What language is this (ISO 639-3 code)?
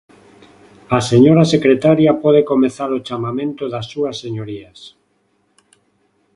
glg